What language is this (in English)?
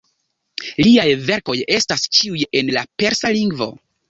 Esperanto